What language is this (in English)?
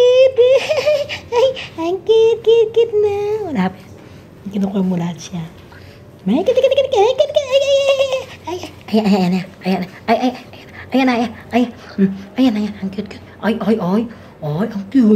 Indonesian